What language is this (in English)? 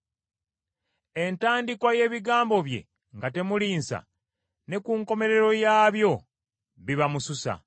Ganda